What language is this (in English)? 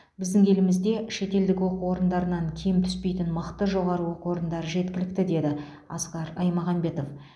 Kazakh